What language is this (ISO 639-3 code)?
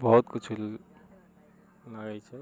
mai